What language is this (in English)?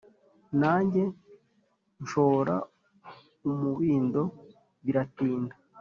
Kinyarwanda